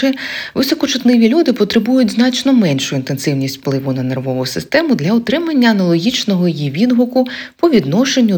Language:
Ukrainian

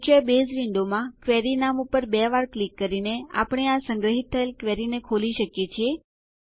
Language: Gujarati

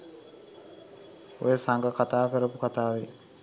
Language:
Sinhala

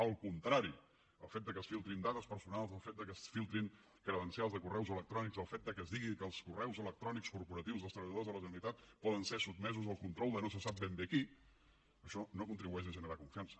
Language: Catalan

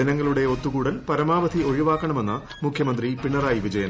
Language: Malayalam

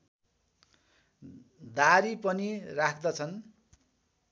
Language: Nepali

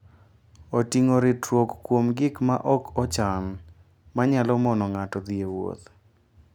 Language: Luo (Kenya and Tanzania)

